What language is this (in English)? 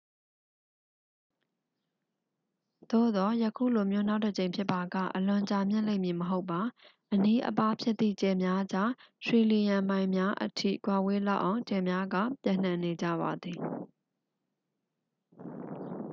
Burmese